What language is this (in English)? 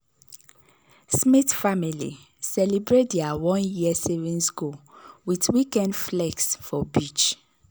Nigerian Pidgin